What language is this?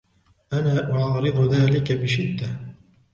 Arabic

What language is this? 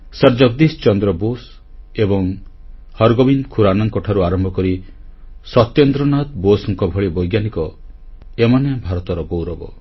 Odia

